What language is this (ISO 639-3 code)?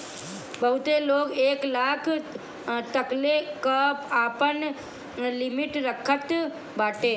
bho